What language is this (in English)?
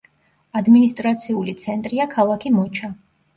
Georgian